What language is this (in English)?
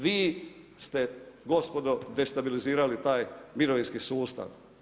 Croatian